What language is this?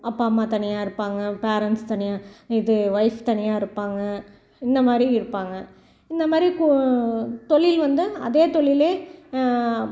Tamil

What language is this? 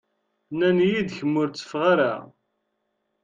Kabyle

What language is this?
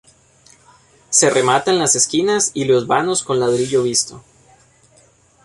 Spanish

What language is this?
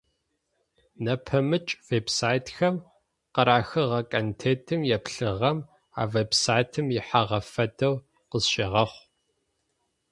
Adyghe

